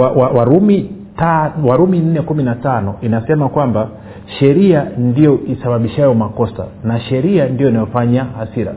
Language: Swahili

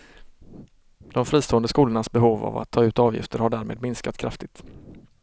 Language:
Swedish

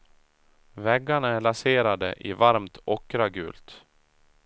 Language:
Swedish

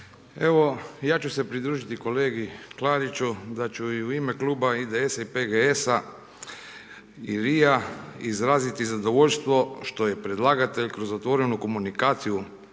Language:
Croatian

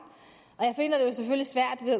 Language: Danish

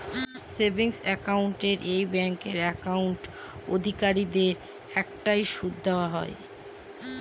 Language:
Bangla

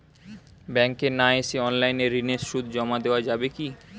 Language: Bangla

